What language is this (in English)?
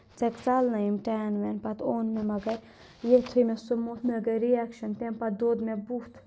Kashmiri